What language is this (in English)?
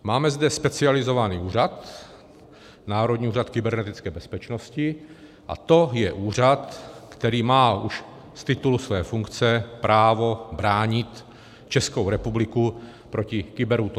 Czech